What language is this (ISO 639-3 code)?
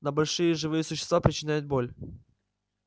rus